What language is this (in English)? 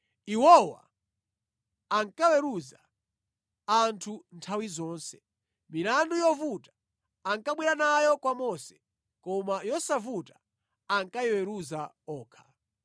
Nyanja